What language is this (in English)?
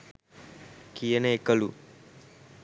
Sinhala